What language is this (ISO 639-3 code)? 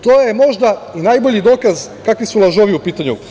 srp